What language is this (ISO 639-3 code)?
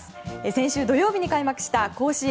jpn